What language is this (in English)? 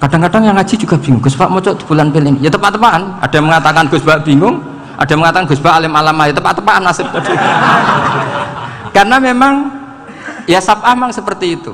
Indonesian